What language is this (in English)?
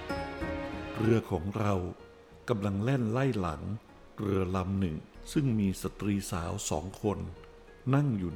Thai